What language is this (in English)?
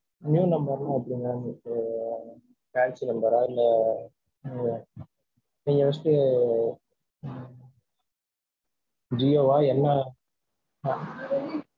Tamil